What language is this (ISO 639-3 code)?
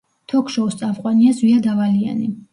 kat